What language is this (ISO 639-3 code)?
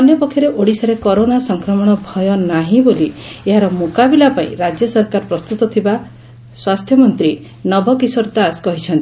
ori